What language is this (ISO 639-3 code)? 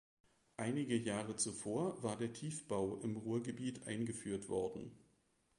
deu